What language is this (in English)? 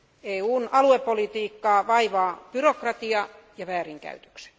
Finnish